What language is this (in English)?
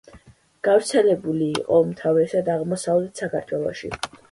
Georgian